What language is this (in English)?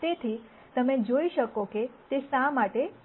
Gujarati